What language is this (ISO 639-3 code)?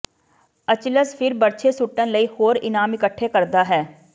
pan